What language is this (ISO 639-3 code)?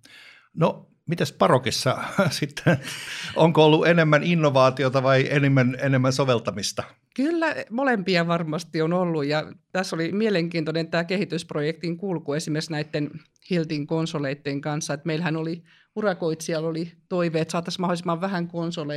fin